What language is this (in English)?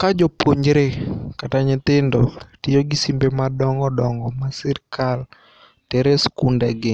Luo (Kenya and Tanzania)